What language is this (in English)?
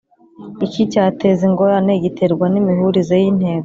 Kinyarwanda